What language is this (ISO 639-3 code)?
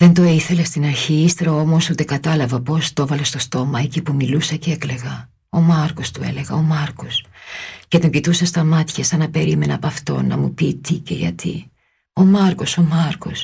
ell